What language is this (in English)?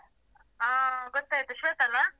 Kannada